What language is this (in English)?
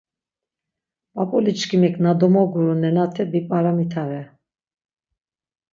Laz